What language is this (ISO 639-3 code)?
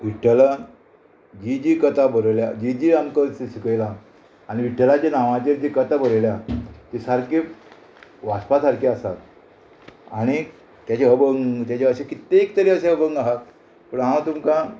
kok